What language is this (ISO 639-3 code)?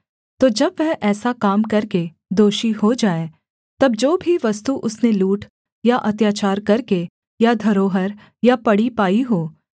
hin